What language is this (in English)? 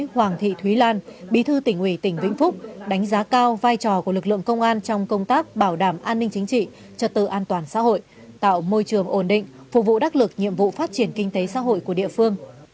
Vietnamese